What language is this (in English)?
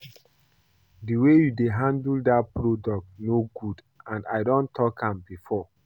Nigerian Pidgin